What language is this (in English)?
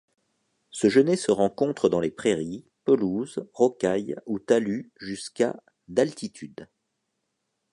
French